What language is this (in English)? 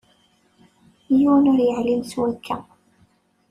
Kabyle